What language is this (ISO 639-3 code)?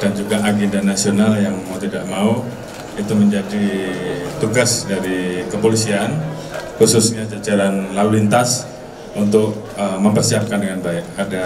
ind